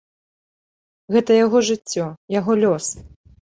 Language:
Belarusian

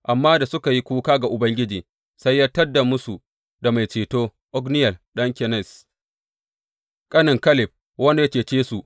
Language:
Hausa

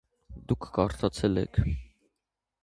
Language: Armenian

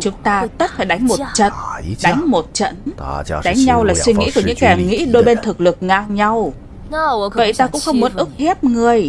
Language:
Vietnamese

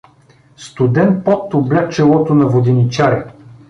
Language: Bulgarian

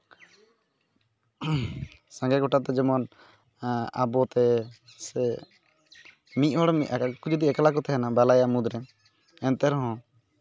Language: Santali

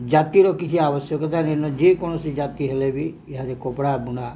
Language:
Odia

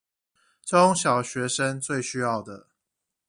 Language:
Chinese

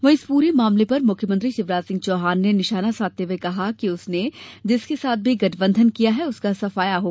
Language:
Hindi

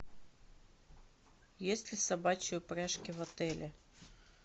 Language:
Russian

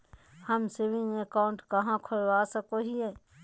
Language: Magahi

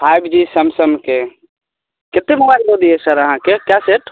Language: Maithili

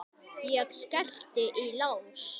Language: Icelandic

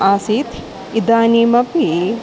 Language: Sanskrit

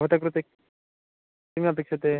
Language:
Sanskrit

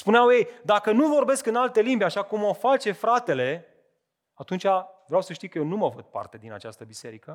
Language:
Romanian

